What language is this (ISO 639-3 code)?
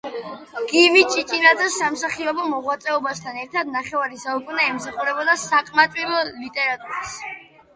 kat